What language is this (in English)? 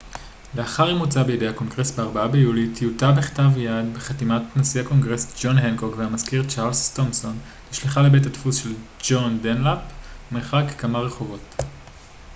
Hebrew